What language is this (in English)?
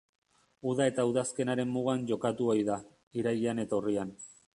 Basque